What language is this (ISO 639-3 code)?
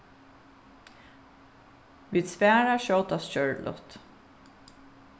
fao